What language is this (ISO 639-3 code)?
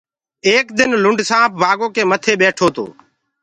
ggg